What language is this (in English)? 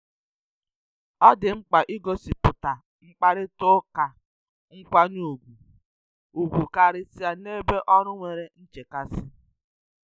Igbo